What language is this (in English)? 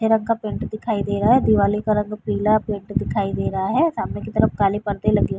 Hindi